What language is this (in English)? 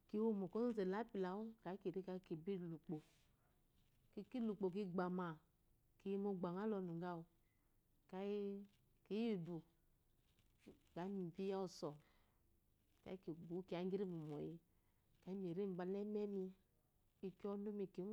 Eloyi